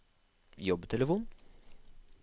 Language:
Norwegian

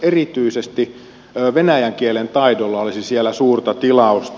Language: Finnish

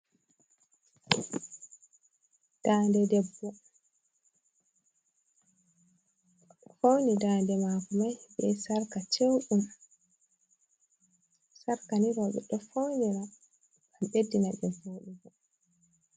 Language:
Fula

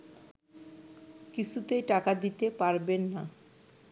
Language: Bangla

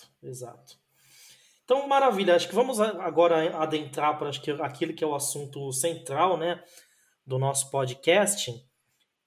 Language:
Portuguese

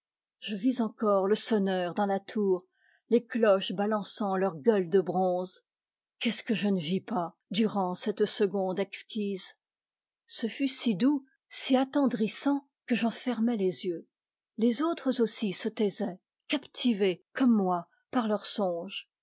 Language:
French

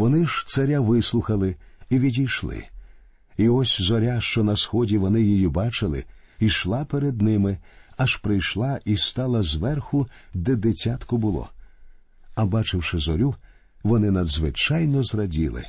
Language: Ukrainian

